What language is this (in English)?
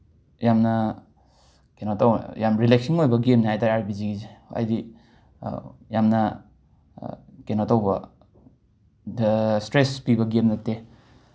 Manipuri